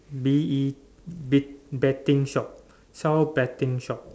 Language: English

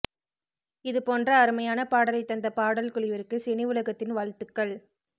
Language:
Tamil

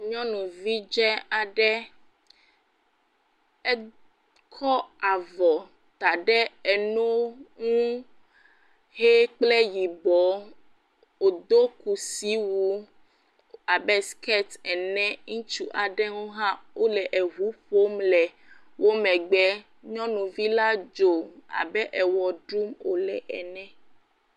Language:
Ewe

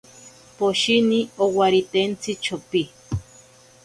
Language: Ashéninka Perené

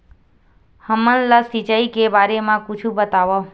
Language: Chhattisgarhi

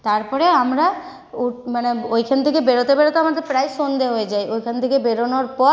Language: Bangla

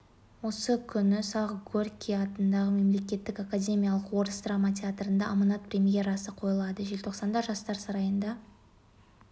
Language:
Kazakh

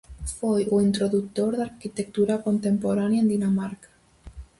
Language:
Galician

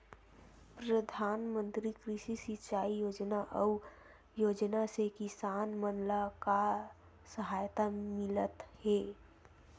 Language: Chhattisgarhi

